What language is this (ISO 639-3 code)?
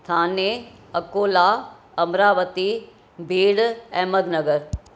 snd